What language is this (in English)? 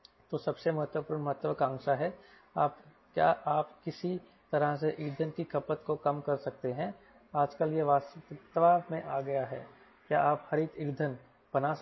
Hindi